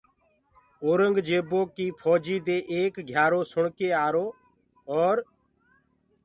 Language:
Gurgula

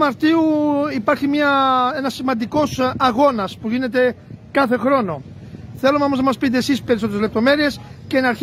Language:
Greek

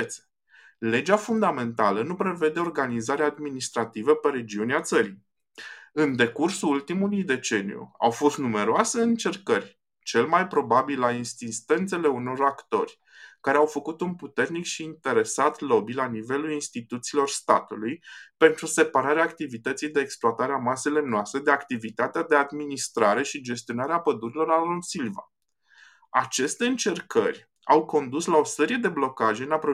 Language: Romanian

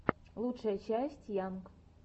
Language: Russian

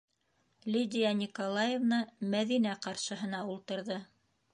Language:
Bashkir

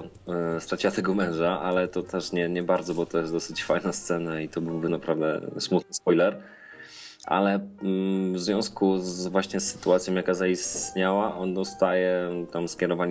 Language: Polish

